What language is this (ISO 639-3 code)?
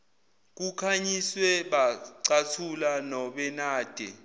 zul